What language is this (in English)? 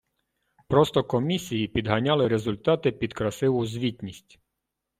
Ukrainian